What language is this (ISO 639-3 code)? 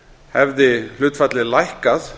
isl